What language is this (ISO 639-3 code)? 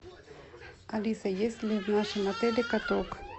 rus